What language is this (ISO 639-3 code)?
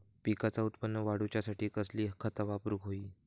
mar